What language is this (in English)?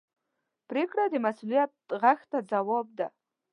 Pashto